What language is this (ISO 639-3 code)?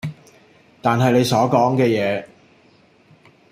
yue